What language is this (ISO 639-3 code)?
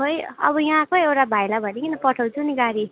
nep